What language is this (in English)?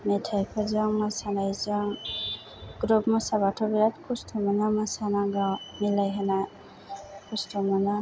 Bodo